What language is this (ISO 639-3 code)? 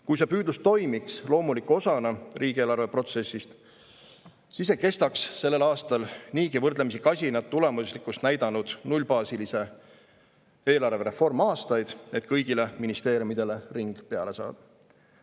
est